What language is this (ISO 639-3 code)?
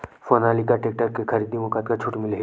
hne